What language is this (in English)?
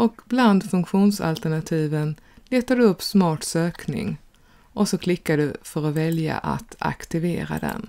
Swedish